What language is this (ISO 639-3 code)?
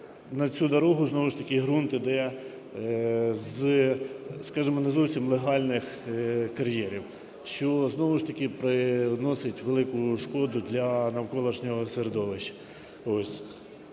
ukr